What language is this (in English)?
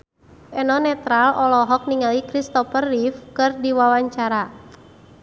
Sundanese